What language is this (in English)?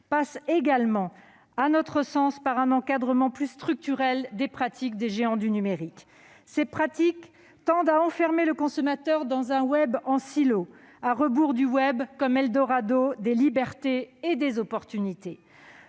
French